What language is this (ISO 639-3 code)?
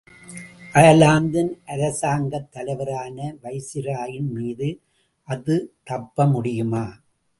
tam